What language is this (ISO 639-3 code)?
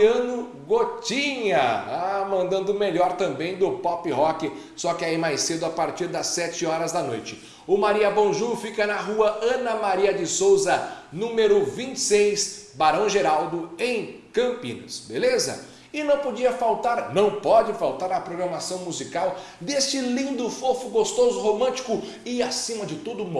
por